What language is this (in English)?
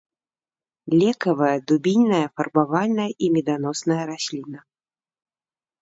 Belarusian